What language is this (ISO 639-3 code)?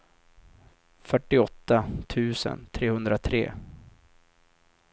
swe